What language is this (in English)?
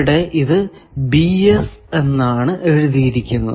Malayalam